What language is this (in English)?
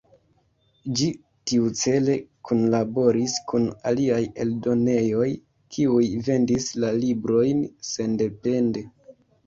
Esperanto